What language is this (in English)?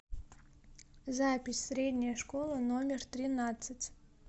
Russian